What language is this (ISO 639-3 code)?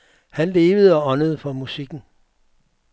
dan